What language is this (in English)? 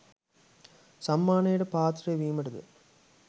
Sinhala